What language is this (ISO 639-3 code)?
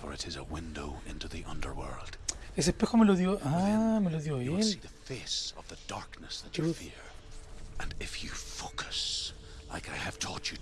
spa